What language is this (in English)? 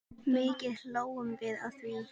Icelandic